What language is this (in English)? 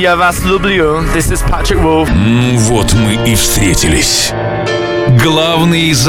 Russian